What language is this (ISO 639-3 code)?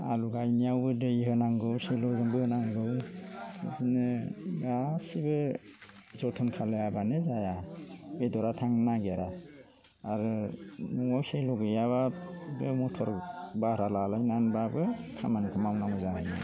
brx